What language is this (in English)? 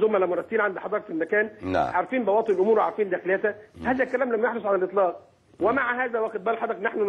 Arabic